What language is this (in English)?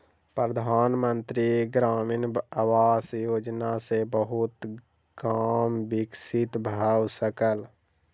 Maithili